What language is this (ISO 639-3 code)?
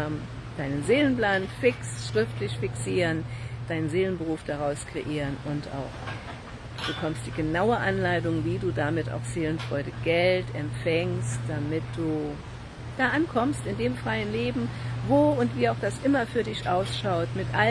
deu